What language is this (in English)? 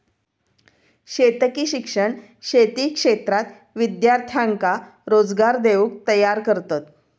Marathi